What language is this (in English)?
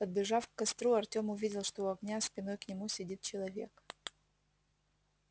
Russian